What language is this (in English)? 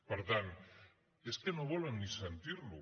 Catalan